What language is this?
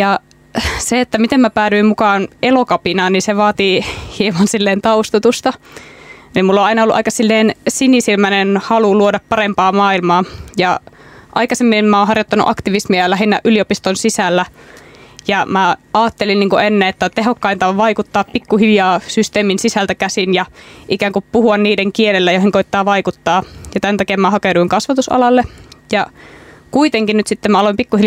Finnish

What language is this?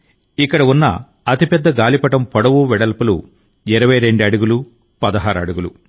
Telugu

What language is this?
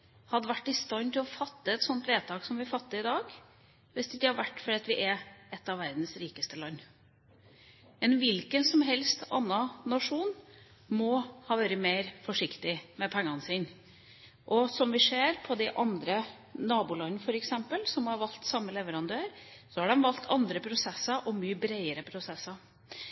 Norwegian Bokmål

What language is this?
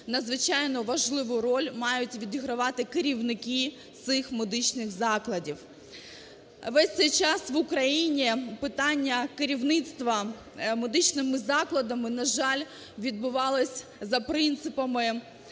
Ukrainian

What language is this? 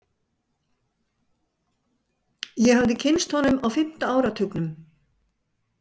Icelandic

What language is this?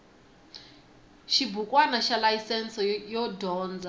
Tsonga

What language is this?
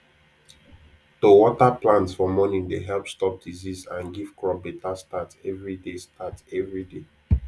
Nigerian Pidgin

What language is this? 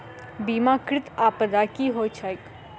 Maithili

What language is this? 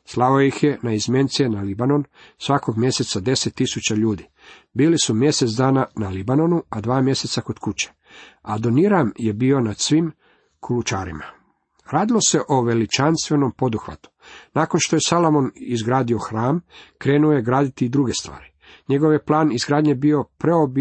Croatian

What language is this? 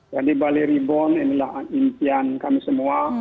Indonesian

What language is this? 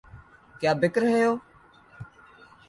Urdu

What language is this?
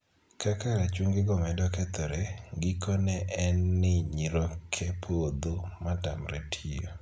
Luo (Kenya and Tanzania)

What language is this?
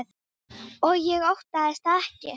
Icelandic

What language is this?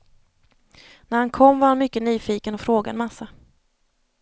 Swedish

